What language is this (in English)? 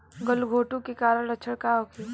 Bhojpuri